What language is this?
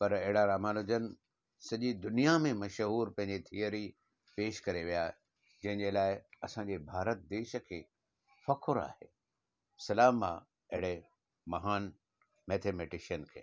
Sindhi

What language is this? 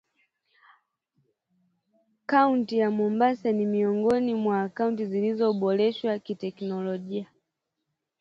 Swahili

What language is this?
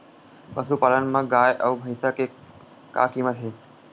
Chhattisgarhi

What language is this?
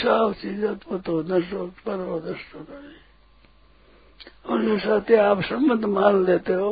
Hindi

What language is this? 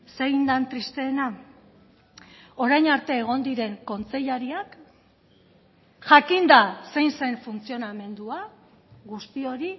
Basque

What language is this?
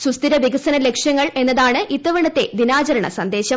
Malayalam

